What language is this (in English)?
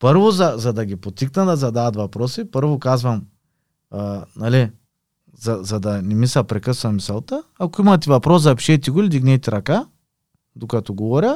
Bulgarian